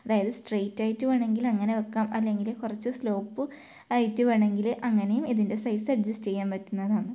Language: Malayalam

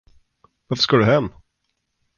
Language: Swedish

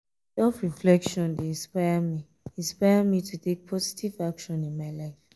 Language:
Nigerian Pidgin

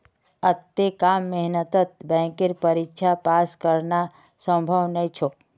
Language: Magahi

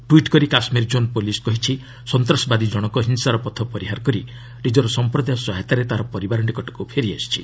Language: Odia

